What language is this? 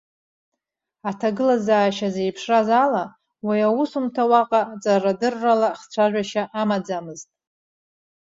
Abkhazian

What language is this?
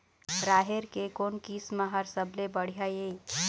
Chhattisgarhi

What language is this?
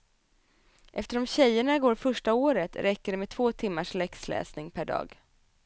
Swedish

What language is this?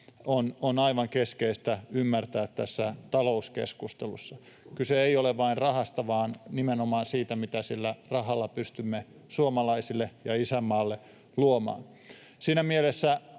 Finnish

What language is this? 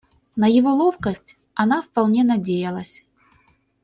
Russian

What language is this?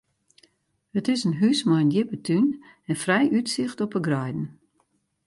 Western Frisian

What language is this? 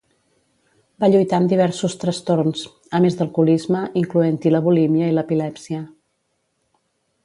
Catalan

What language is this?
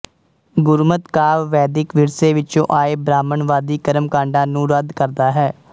Punjabi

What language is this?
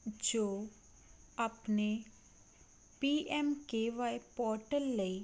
Punjabi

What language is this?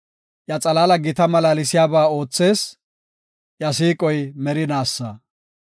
Gofa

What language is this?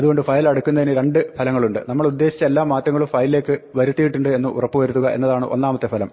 Malayalam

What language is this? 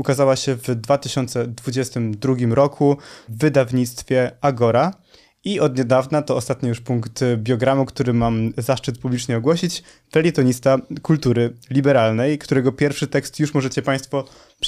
Polish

